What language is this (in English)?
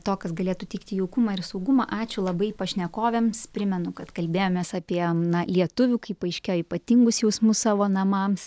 Lithuanian